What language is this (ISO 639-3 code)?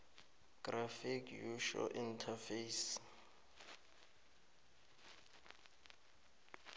nbl